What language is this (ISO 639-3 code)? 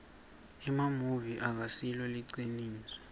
ssw